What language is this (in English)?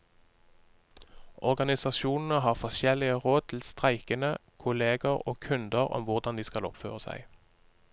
Norwegian